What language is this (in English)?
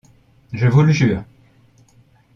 French